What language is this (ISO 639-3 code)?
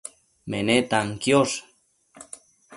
mcf